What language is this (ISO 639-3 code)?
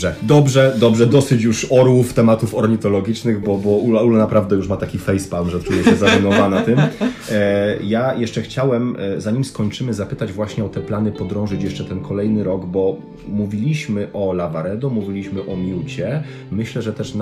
pol